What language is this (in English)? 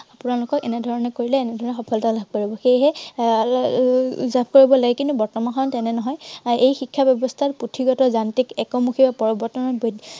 Assamese